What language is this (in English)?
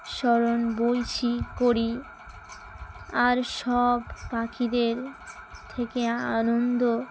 Bangla